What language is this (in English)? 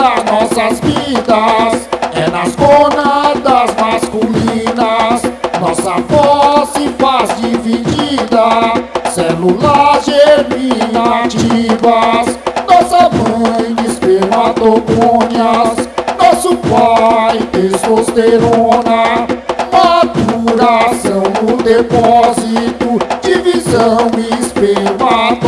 Portuguese